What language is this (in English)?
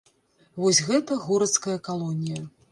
Belarusian